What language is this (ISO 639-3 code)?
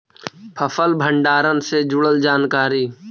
mag